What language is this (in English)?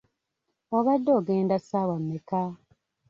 Ganda